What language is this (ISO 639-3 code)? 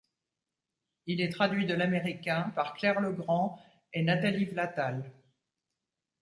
fra